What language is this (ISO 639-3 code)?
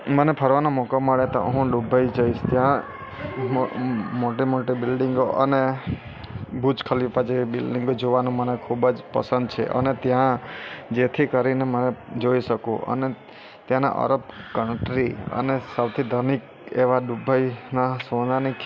guj